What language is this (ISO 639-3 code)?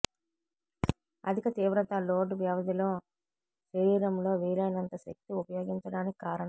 tel